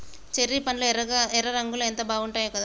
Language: Telugu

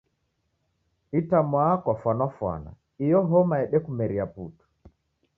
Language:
Taita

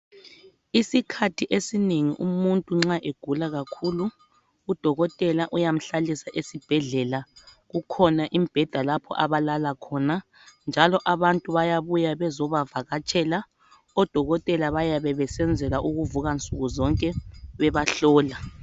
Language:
North Ndebele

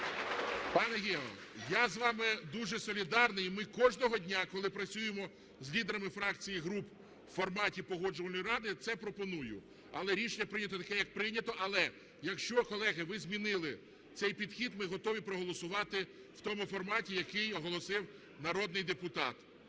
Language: Ukrainian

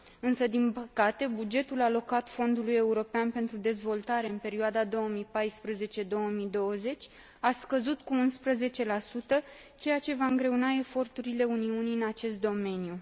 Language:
Romanian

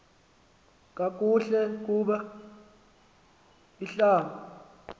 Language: Xhosa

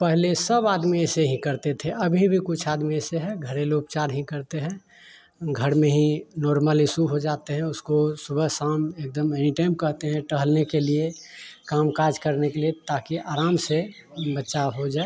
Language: Hindi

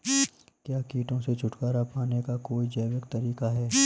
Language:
Hindi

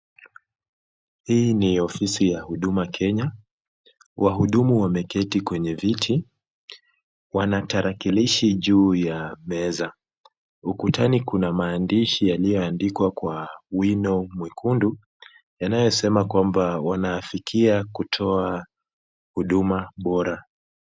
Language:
Swahili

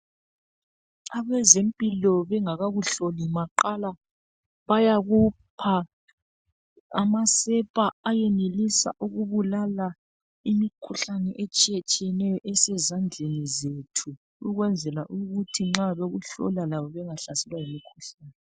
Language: North Ndebele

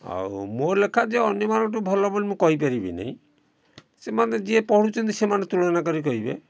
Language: Odia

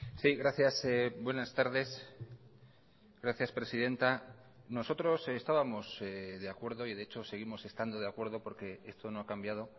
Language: Spanish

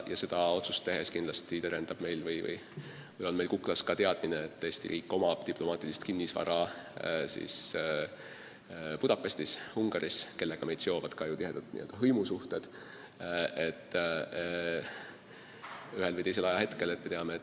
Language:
Estonian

